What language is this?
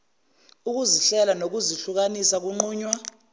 Zulu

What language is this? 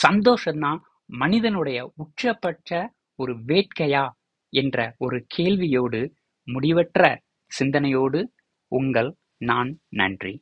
Tamil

